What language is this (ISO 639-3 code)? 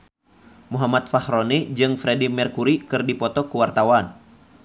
sun